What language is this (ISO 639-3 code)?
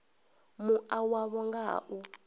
ven